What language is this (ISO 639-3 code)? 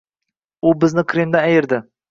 uzb